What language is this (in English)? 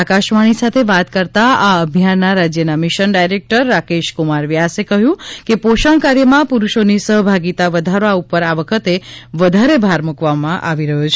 Gujarati